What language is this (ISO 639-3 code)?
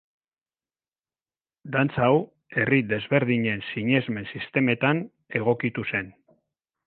eus